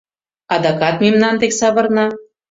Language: Mari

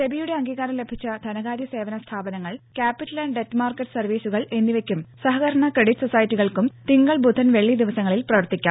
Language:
Malayalam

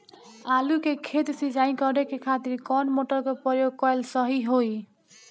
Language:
Bhojpuri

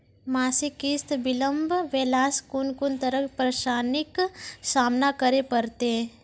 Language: Maithili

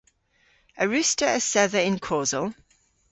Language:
Cornish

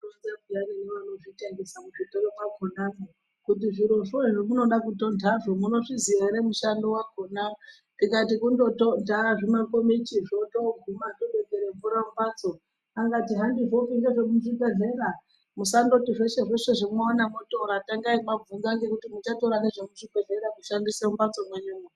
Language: Ndau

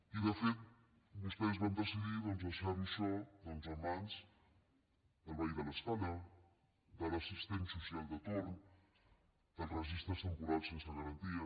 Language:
Catalan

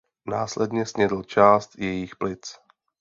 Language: Czech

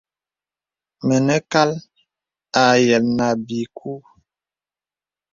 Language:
Bebele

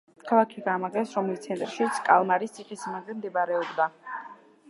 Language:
Georgian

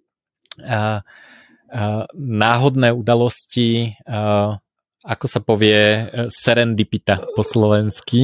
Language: Slovak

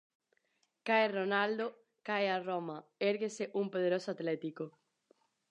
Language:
Galician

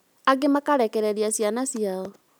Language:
Kikuyu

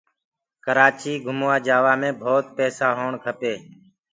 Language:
Gurgula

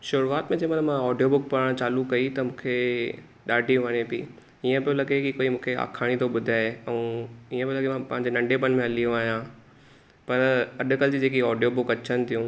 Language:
Sindhi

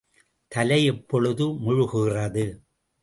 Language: Tamil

